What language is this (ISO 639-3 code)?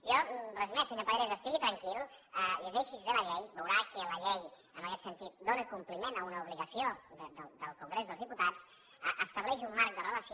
cat